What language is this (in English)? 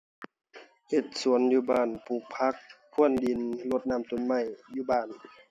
Thai